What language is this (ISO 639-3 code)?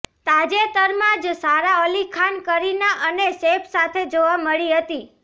guj